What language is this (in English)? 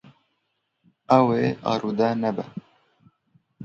Kurdish